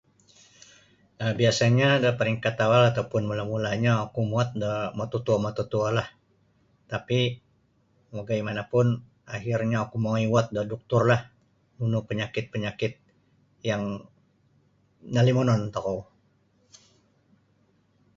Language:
Sabah Bisaya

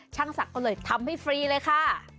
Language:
Thai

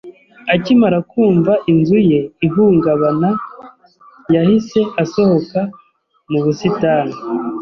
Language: Kinyarwanda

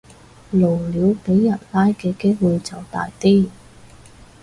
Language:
Cantonese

